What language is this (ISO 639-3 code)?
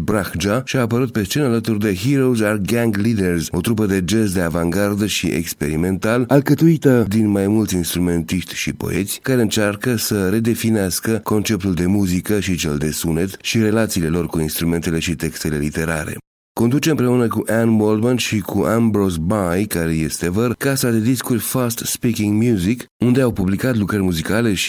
ron